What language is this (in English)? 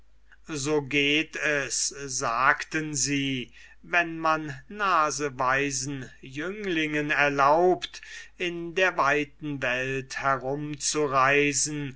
German